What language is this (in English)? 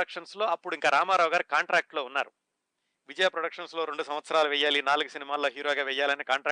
Telugu